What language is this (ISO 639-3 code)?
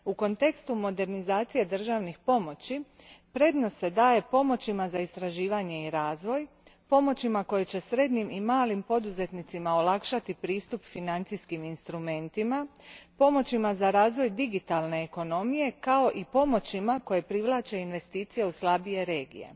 hrv